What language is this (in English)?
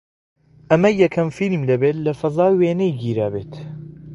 Central Kurdish